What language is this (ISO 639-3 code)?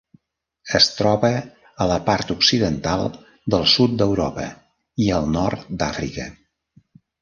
cat